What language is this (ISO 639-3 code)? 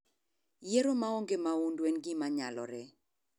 luo